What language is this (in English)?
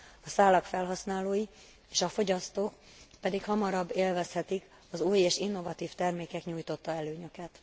Hungarian